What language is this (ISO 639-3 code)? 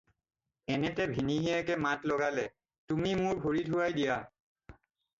asm